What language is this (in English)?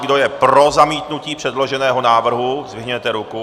Czech